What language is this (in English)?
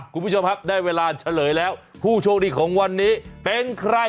Thai